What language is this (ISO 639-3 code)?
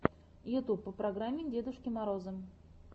rus